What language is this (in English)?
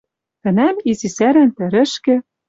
Western Mari